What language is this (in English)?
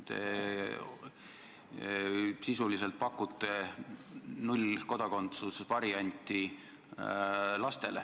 Estonian